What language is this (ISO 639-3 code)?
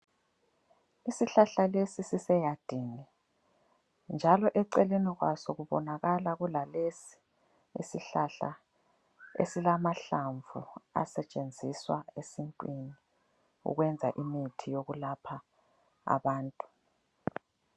nde